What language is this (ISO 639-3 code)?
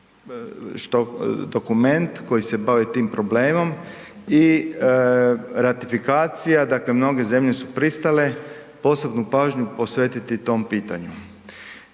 hrv